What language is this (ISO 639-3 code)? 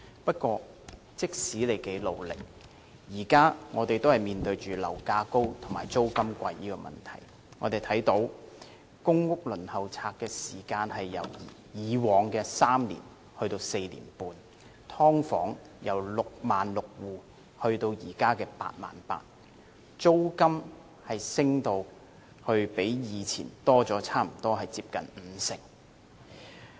yue